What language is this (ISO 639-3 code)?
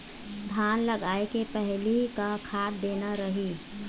hne